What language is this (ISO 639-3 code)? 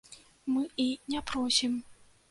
bel